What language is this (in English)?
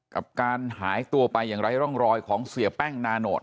Thai